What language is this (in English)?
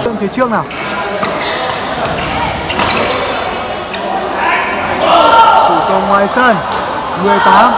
Vietnamese